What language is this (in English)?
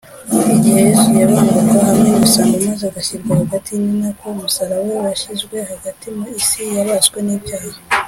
Kinyarwanda